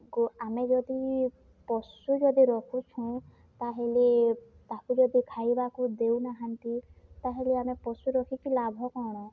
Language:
Odia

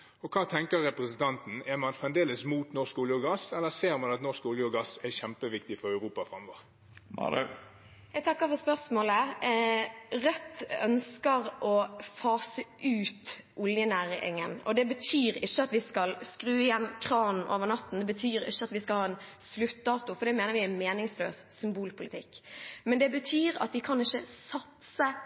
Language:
Norwegian Bokmål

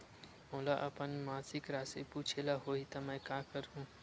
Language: Chhattisgarhi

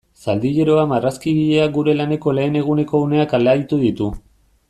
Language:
Basque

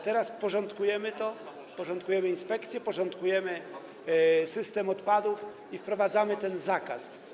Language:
Polish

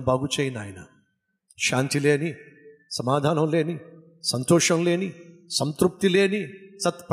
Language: Telugu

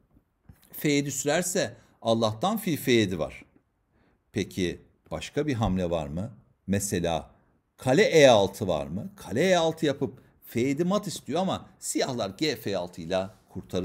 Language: Turkish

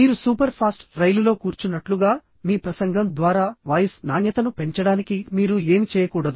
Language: Telugu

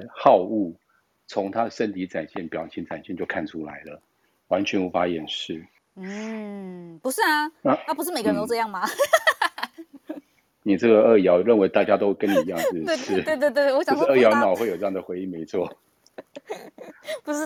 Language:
Chinese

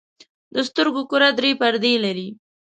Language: Pashto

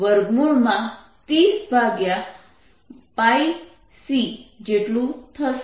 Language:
Gujarati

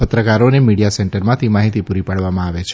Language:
Gujarati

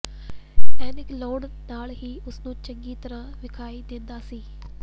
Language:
Punjabi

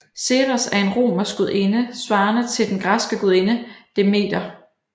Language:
Danish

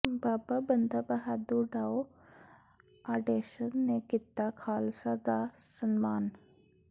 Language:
Punjabi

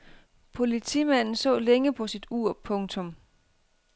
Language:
Danish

